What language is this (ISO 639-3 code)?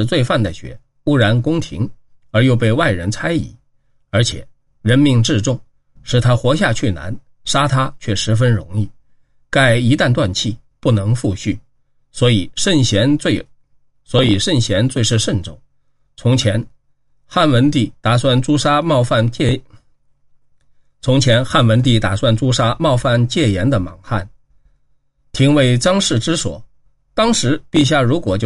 zho